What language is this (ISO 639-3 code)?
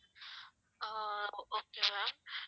tam